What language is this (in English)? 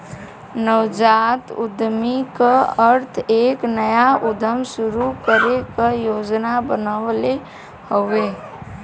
Bhojpuri